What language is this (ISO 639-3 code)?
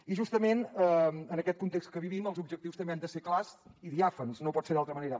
cat